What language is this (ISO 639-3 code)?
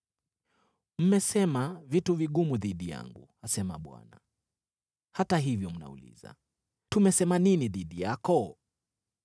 swa